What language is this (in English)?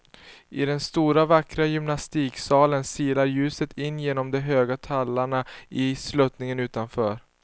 Swedish